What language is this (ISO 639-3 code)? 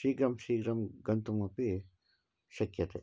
san